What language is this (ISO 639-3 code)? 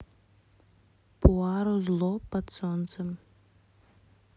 rus